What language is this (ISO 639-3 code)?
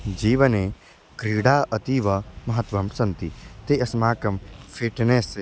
san